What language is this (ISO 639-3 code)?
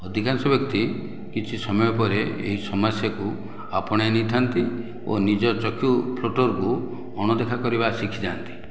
ori